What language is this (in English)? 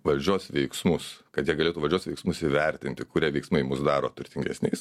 Lithuanian